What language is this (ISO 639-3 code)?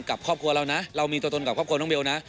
tha